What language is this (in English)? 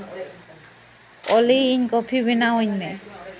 Santali